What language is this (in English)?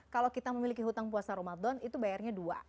Indonesian